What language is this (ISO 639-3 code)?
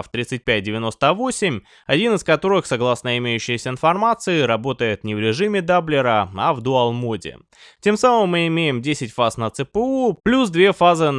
rus